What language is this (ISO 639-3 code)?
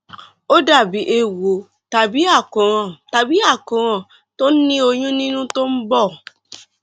yor